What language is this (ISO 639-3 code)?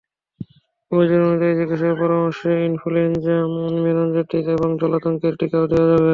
ben